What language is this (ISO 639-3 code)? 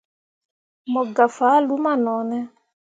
mua